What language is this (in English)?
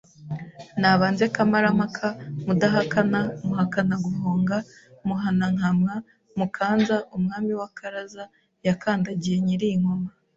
Kinyarwanda